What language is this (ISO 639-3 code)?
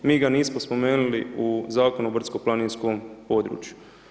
hrv